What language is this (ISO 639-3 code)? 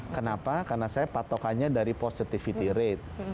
ind